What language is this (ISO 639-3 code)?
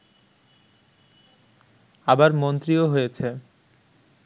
ben